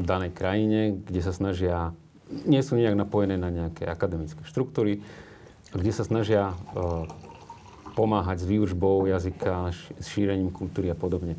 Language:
Slovak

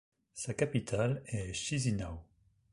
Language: French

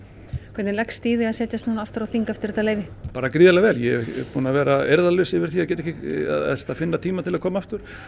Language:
Icelandic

